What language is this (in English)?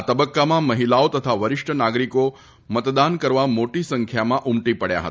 Gujarati